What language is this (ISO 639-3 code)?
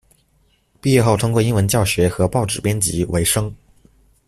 zho